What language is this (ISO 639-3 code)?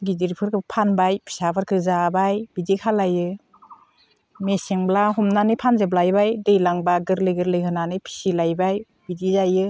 brx